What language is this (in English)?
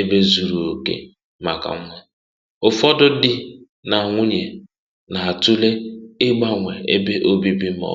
Igbo